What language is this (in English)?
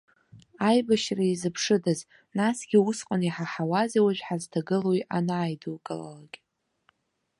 Abkhazian